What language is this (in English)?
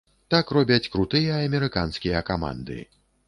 Belarusian